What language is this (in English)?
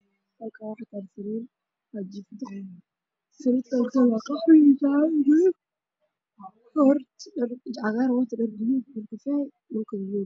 Somali